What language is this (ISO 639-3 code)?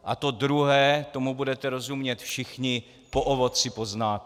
ces